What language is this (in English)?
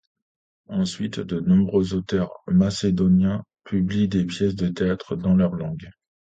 French